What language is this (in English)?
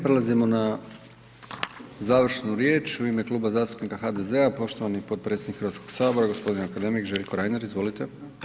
Croatian